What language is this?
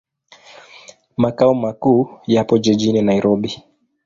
Swahili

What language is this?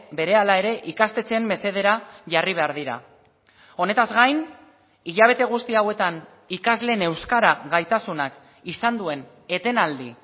Basque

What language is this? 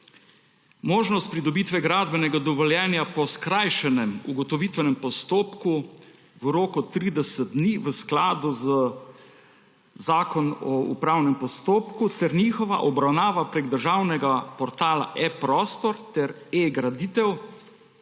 Slovenian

